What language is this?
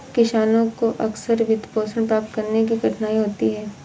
Hindi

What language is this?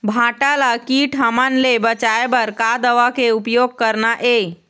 Chhattisgarhi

